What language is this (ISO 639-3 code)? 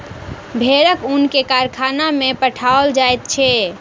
mai